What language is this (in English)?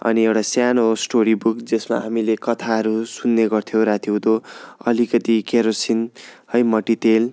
Nepali